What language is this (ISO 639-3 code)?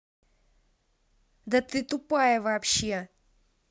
rus